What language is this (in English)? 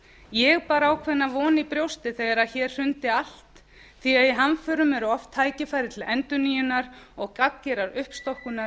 Icelandic